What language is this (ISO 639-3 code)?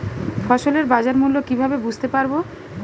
ben